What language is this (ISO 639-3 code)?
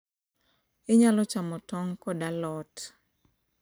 luo